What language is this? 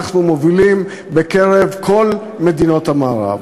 Hebrew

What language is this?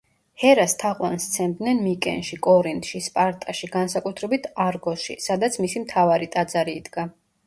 Georgian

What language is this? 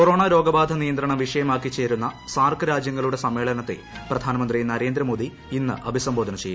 Malayalam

